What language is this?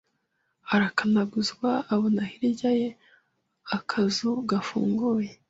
Kinyarwanda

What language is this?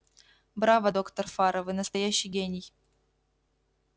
Russian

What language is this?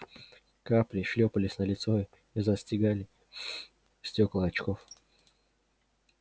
Russian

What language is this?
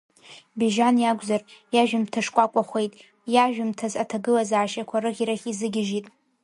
Abkhazian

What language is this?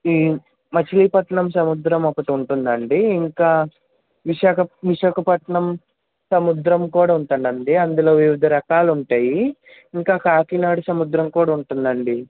Telugu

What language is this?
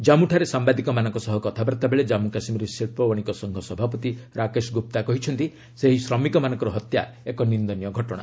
Odia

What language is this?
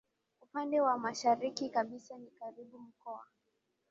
Swahili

